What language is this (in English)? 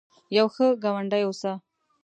Pashto